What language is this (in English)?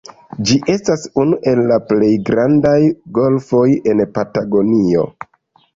Esperanto